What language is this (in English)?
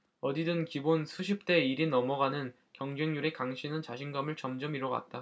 Korean